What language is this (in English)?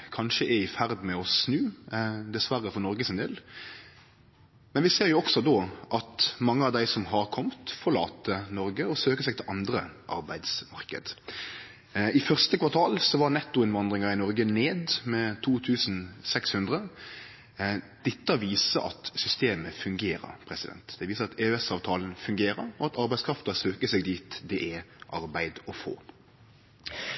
Norwegian Nynorsk